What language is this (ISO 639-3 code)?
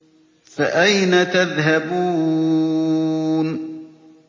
ara